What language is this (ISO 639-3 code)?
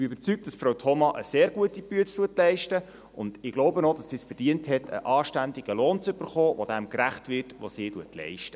gsw